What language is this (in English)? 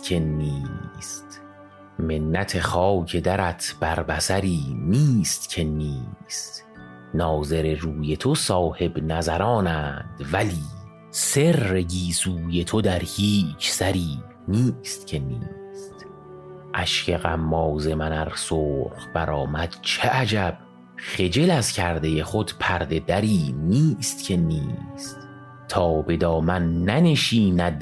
Persian